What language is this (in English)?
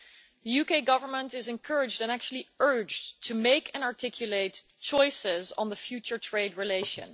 English